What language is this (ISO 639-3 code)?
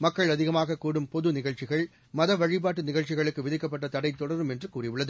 tam